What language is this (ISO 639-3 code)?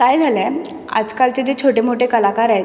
mar